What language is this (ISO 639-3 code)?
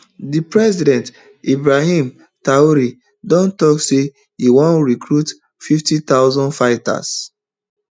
pcm